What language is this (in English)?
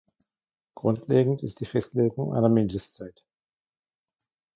German